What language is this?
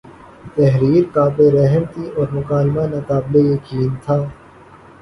Urdu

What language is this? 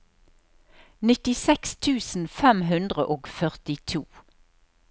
Norwegian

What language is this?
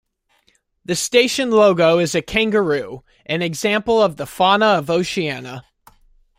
English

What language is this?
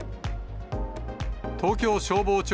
Japanese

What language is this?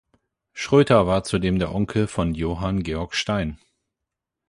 German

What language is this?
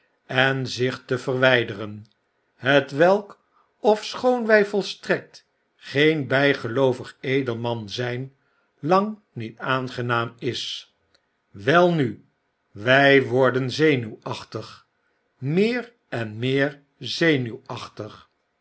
Dutch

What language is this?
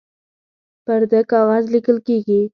Pashto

